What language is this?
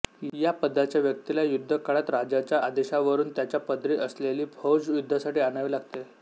Marathi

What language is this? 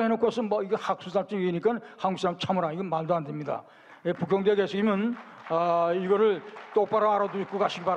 Korean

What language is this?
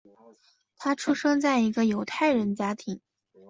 Chinese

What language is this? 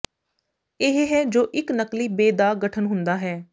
Punjabi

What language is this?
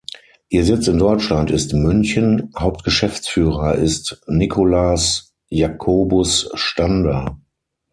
German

